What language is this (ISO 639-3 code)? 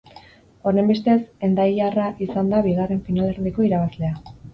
eus